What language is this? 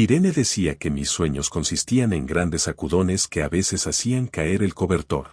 Spanish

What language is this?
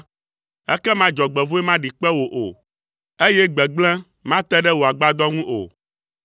Ewe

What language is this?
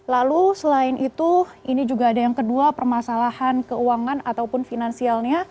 Indonesian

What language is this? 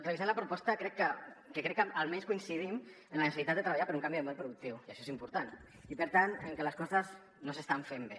Catalan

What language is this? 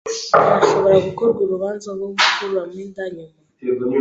Kinyarwanda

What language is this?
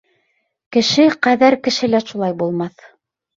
Bashkir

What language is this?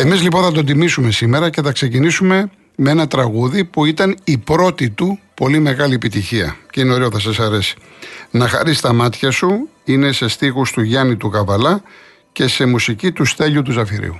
Greek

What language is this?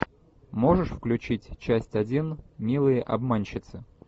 Russian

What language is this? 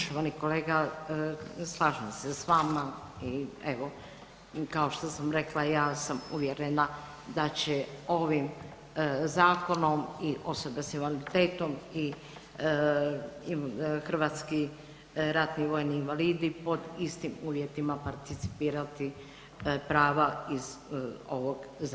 Croatian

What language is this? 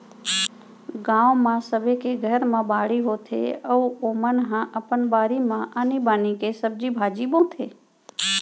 Chhattisgarhi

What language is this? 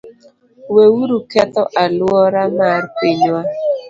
Luo (Kenya and Tanzania)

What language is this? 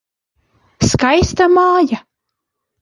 Latvian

